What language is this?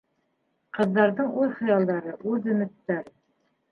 Bashkir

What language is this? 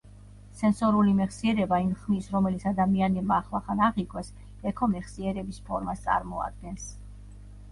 Georgian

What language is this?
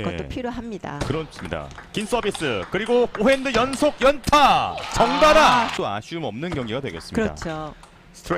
Korean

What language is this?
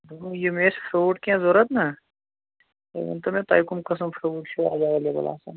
Kashmiri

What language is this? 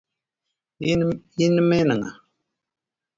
Luo (Kenya and Tanzania)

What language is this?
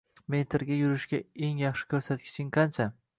Uzbek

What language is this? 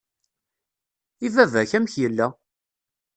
Kabyle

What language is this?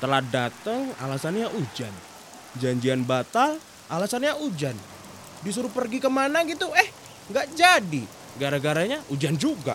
Indonesian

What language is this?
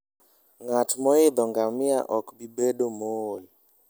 Luo (Kenya and Tanzania)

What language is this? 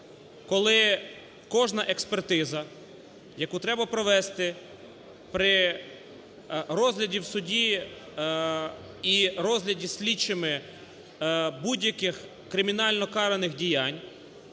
Ukrainian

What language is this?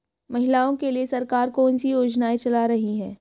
Hindi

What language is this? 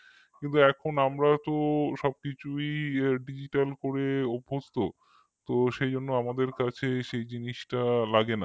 Bangla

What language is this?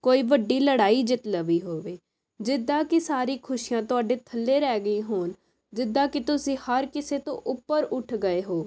Punjabi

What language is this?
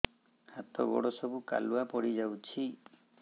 Odia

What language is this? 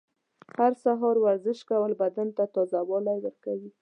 Pashto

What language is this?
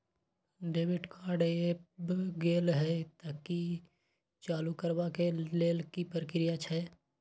Maithili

